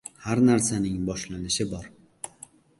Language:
Uzbek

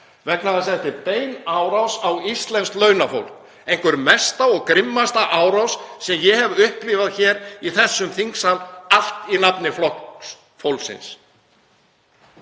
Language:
Icelandic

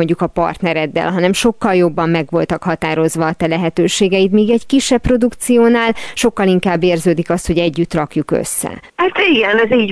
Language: Hungarian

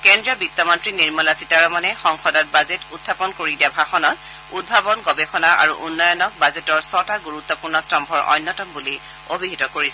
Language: Assamese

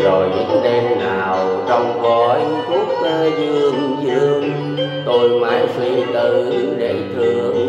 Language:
Vietnamese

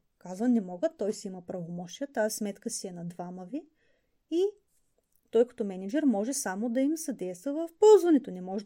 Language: Bulgarian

